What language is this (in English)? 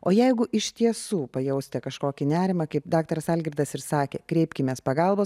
Lithuanian